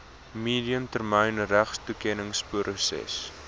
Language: Afrikaans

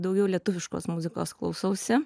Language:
Lithuanian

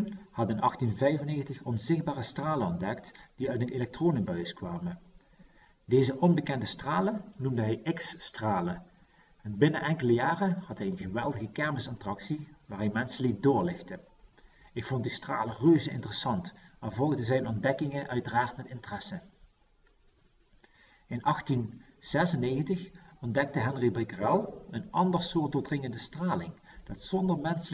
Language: Dutch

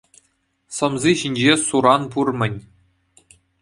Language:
Chuvash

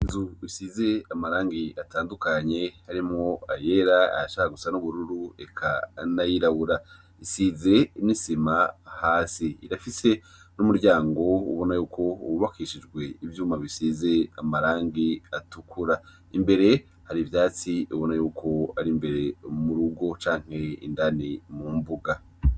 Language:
Rundi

